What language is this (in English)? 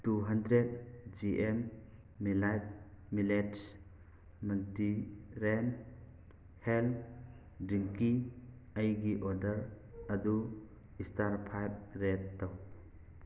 Manipuri